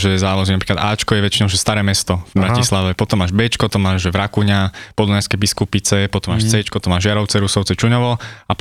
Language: Slovak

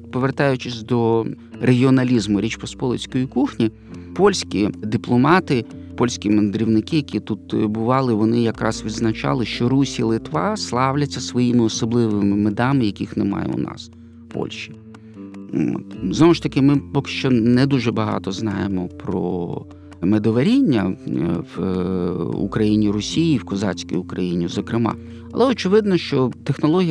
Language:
Ukrainian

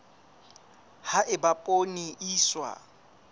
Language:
Southern Sotho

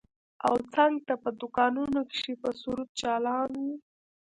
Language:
Pashto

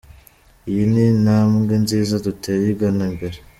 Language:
Kinyarwanda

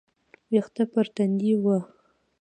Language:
Pashto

